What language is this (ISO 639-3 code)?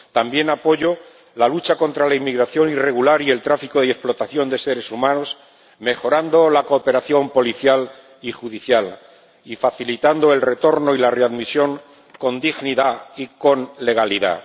spa